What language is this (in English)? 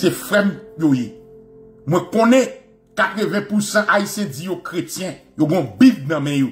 French